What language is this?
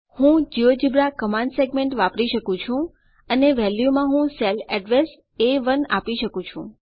Gujarati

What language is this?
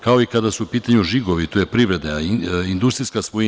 Serbian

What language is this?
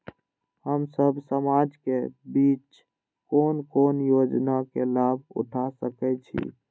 Maithili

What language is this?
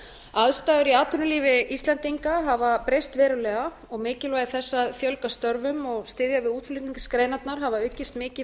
Icelandic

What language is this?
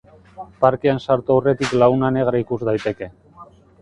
Basque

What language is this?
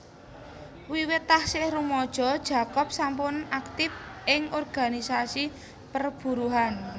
Javanese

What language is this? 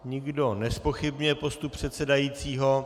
Czech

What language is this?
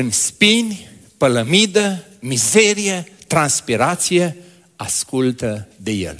Romanian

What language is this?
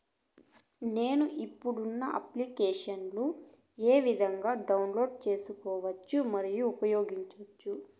Telugu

